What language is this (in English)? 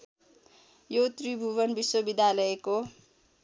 Nepali